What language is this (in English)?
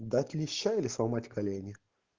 Russian